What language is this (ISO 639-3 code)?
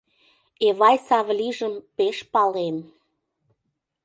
chm